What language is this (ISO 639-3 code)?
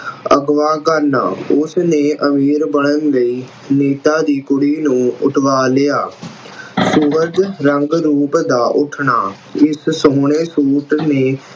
pan